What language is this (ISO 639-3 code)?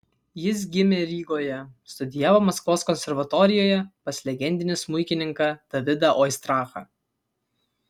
lit